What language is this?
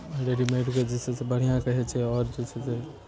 Maithili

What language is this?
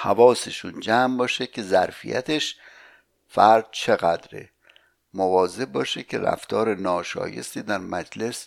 Persian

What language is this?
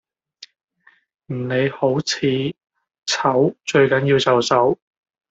Cantonese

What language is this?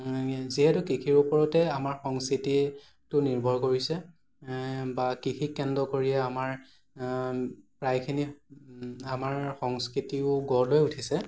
Assamese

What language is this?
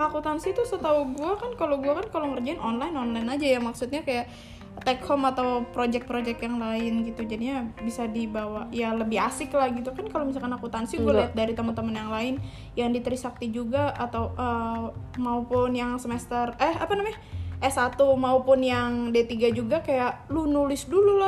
Indonesian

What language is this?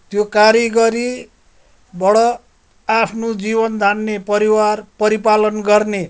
Nepali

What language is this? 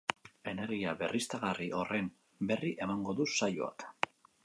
Basque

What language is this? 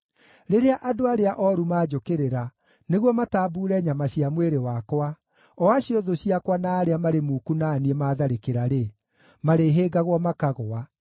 Kikuyu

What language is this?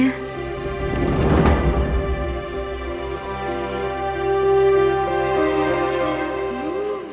Indonesian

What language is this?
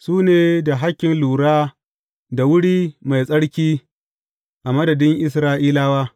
Hausa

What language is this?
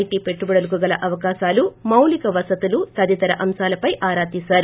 Telugu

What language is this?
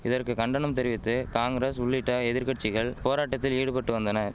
Tamil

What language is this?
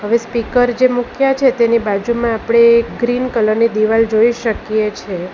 Gujarati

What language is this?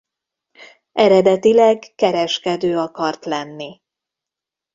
Hungarian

